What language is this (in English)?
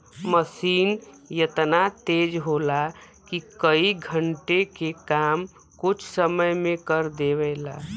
Bhojpuri